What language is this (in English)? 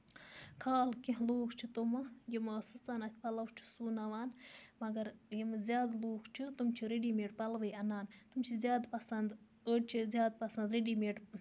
Kashmiri